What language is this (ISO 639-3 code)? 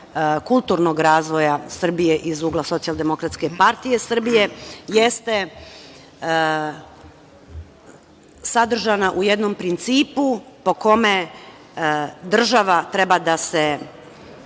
srp